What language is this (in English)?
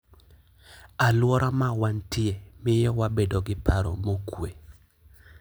Luo (Kenya and Tanzania)